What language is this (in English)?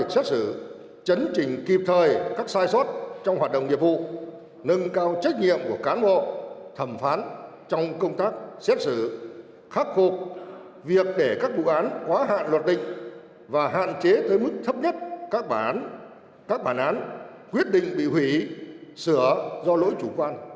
Vietnamese